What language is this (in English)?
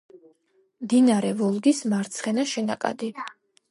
Georgian